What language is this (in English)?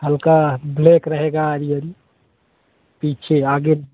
Hindi